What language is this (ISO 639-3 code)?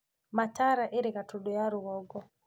kik